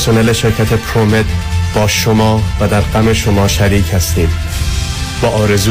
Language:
Persian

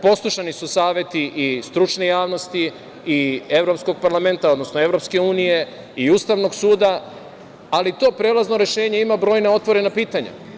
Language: Serbian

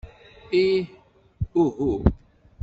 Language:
Kabyle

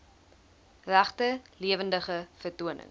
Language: Afrikaans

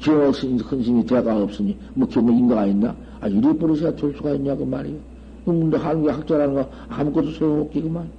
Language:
Korean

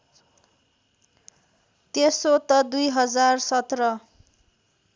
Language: Nepali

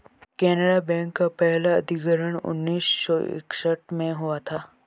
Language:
Hindi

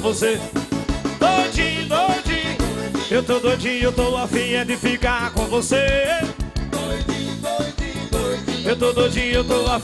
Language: Portuguese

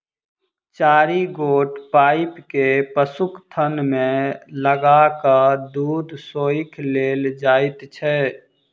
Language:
Maithili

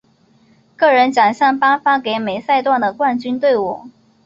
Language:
Chinese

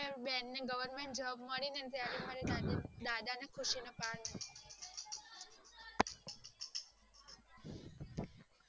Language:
Gujarati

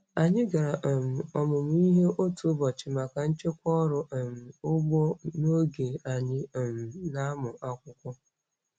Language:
Igbo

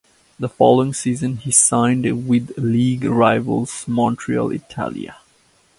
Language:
English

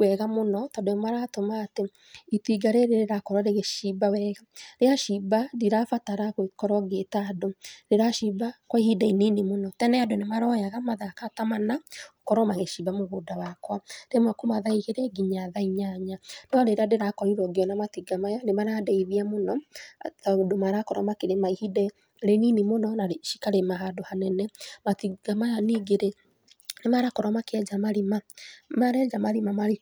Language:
Kikuyu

